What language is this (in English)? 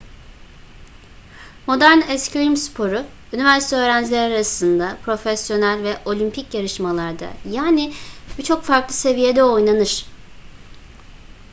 Turkish